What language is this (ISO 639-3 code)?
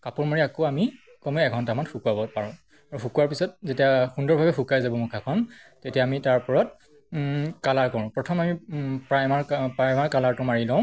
asm